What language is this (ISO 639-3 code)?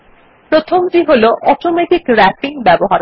ben